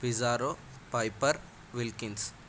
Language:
Telugu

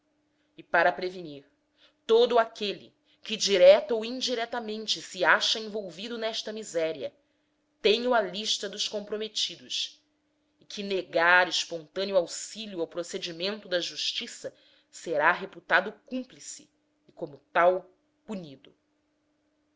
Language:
Portuguese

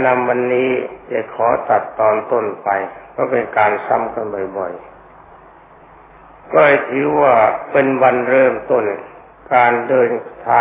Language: Thai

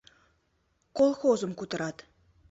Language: Mari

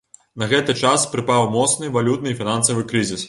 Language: Belarusian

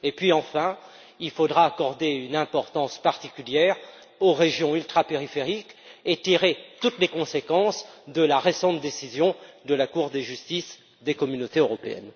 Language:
French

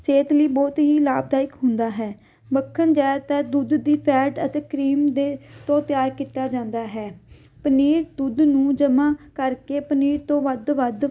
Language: Punjabi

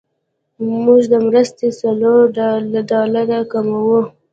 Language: Pashto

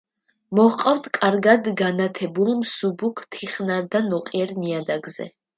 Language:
Georgian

